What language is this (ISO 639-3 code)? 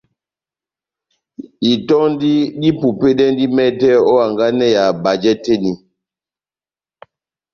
bnm